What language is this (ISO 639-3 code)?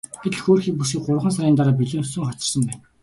mon